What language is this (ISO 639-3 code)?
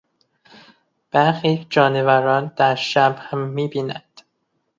fas